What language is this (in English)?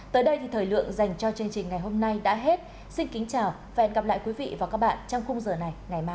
Vietnamese